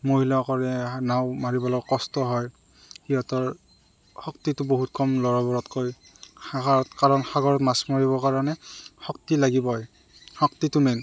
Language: Assamese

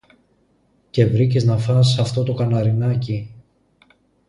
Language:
Greek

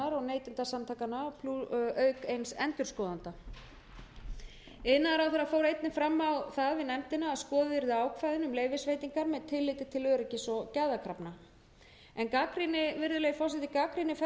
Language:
Icelandic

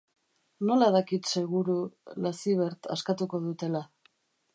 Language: Basque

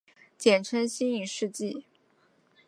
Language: Chinese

